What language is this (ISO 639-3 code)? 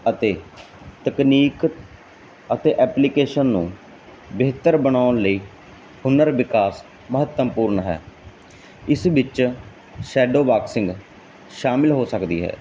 pan